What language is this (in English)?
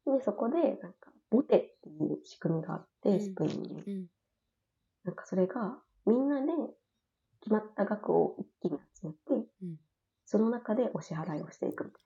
Japanese